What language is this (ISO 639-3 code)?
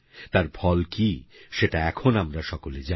ben